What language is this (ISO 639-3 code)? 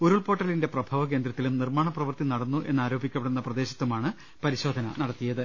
mal